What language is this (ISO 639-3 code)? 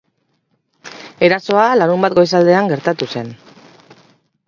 eus